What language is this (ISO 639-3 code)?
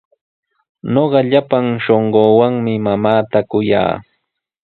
qws